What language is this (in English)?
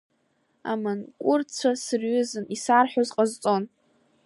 Abkhazian